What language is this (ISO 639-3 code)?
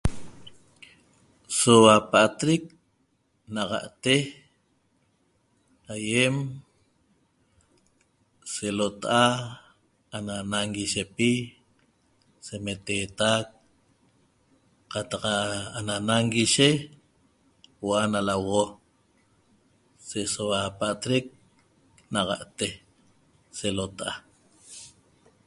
tob